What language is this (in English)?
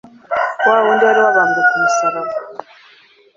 Kinyarwanda